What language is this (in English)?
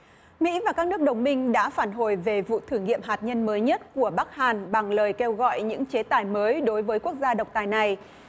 Vietnamese